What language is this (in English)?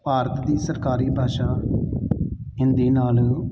Punjabi